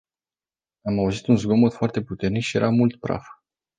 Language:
Romanian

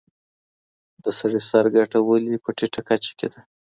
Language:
Pashto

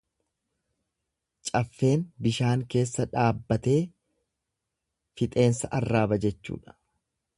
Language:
Oromo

